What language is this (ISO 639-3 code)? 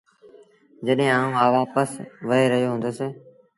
sbn